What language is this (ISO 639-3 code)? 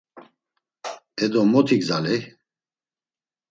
lzz